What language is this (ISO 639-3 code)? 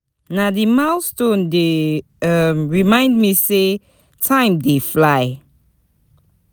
pcm